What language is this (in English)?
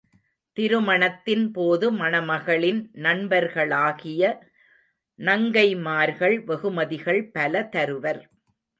Tamil